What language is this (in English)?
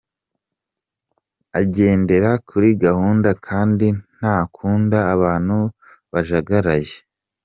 Kinyarwanda